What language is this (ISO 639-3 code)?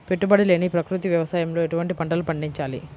tel